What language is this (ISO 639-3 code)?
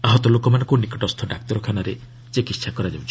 ori